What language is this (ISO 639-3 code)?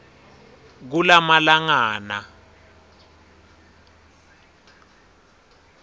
ssw